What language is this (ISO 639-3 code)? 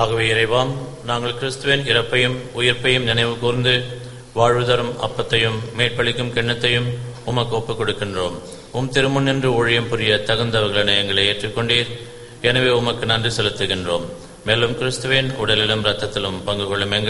ara